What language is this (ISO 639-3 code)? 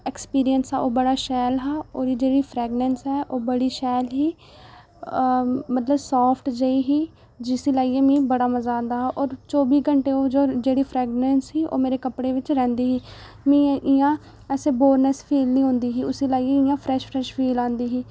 doi